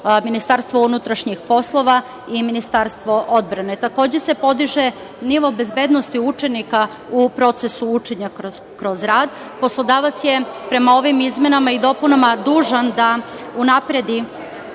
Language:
Serbian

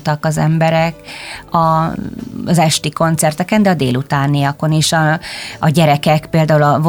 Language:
Hungarian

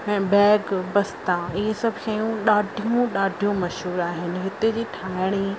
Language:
Sindhi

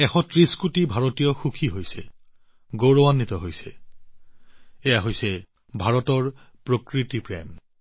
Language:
Assamese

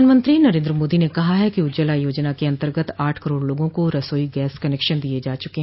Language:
Hindi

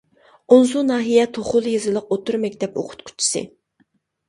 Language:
Uyghur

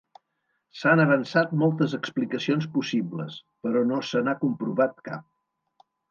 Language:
Catalan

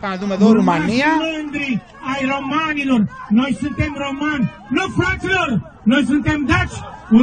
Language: Greek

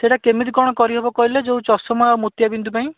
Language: Odia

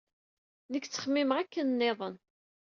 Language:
Kabyle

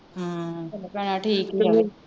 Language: Punjabi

